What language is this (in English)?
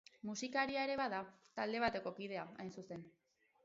Basque